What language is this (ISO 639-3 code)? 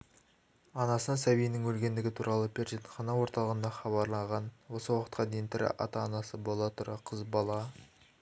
kaz